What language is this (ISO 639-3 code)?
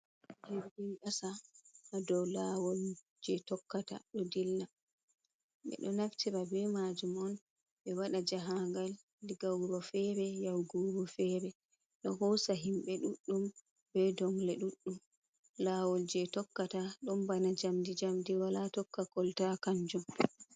ful